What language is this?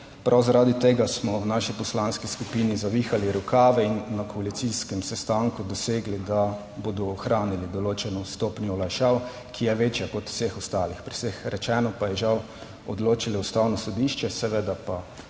Slovenian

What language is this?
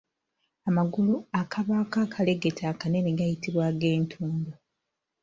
Ganda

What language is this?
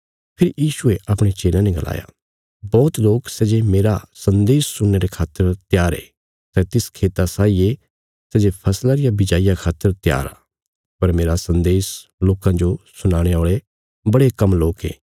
Bilaspuri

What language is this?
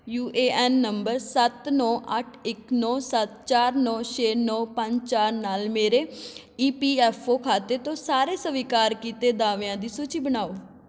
Punjabi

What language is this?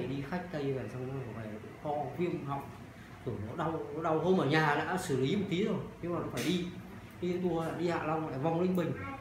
Vietnamese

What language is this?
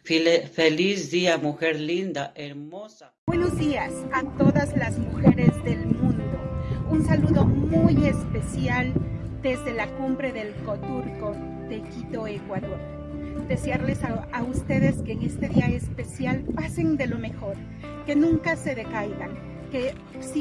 Spanish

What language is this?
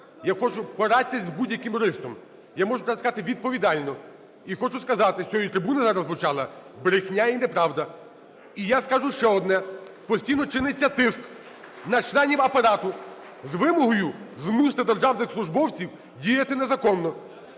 Ukrainian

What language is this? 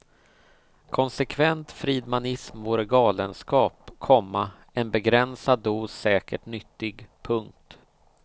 Swedish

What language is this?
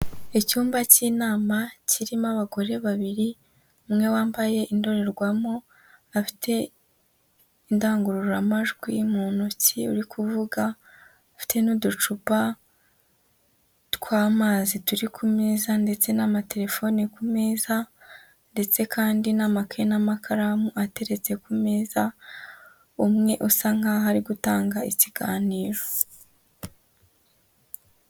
Kinyarwanda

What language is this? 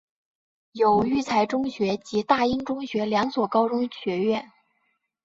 Chinese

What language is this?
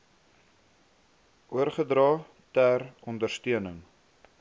Afrikaans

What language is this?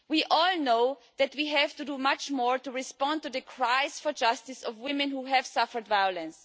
English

